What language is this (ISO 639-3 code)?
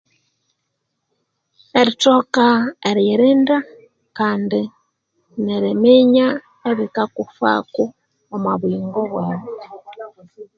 koo